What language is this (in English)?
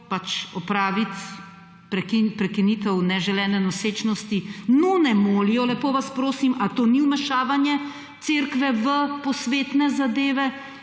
Slovenian